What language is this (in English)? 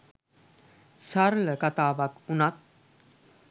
Sinhala